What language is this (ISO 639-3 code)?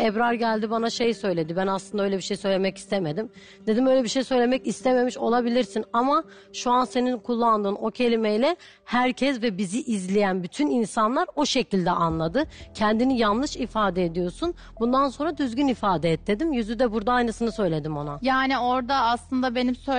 tur